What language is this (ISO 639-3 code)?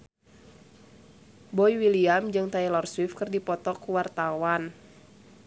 sun